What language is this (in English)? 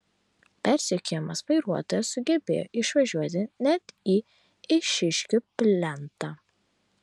Lithuanian